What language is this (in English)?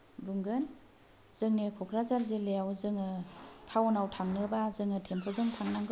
Bodo